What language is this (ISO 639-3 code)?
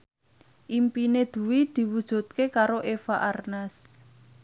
jav